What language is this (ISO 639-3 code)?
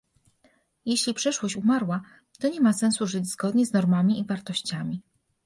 pol